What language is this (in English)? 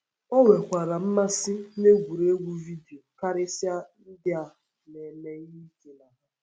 Igbo